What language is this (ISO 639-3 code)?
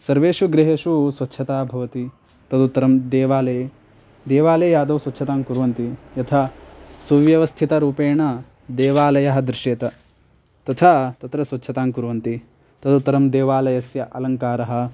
san